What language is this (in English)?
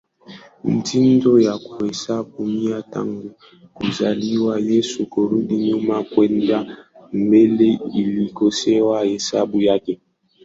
Swahili